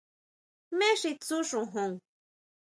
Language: Huautla Mazatec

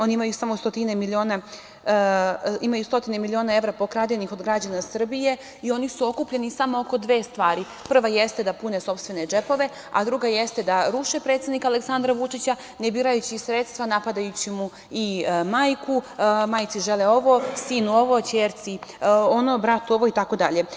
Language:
Serbian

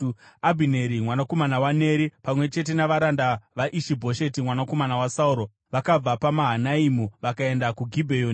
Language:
Shona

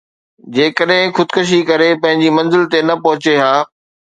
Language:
Sindhi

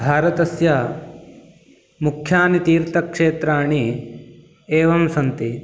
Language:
Sanskrit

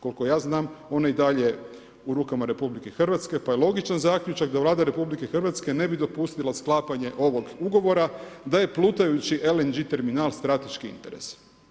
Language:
Croatian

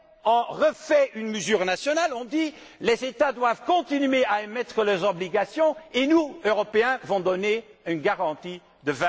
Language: French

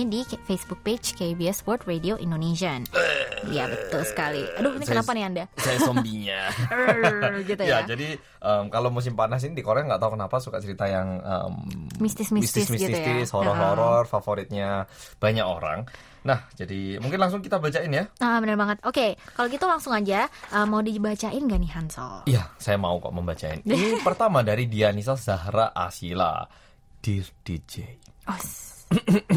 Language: Indonesian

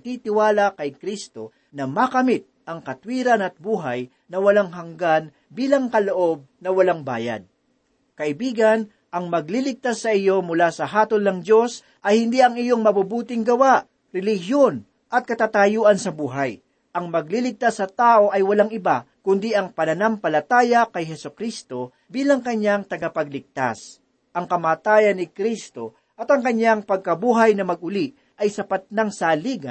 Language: Filipino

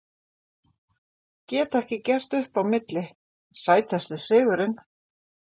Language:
Icelandic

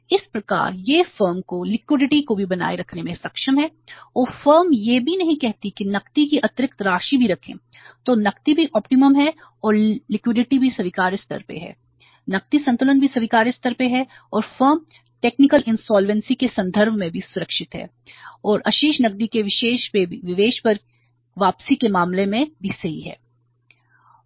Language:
Hindi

